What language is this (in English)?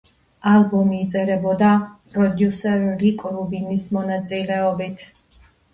Georgian